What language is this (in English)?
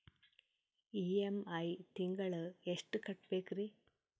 Kannada